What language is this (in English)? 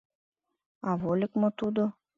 Mari